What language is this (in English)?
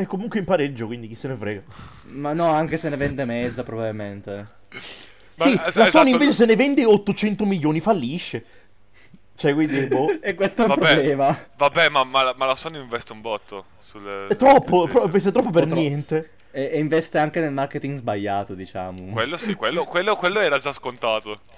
Italian